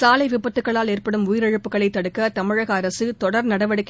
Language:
Tamil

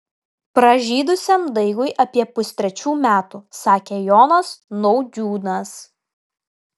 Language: Lithuanian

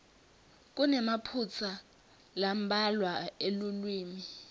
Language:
Swati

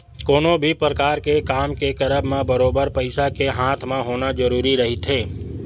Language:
Chhattisgarhi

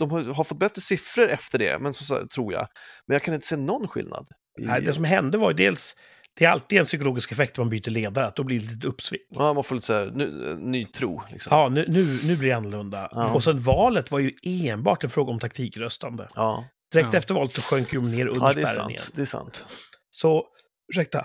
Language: Swedish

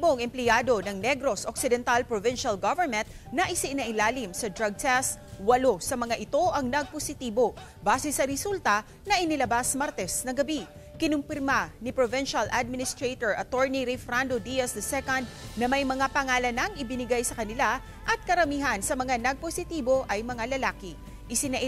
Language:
Filipino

